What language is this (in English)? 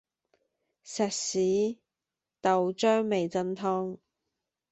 Cantonese